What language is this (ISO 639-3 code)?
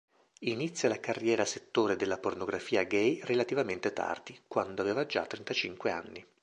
ita